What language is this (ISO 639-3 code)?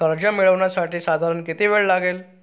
mar